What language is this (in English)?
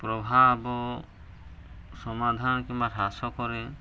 Odia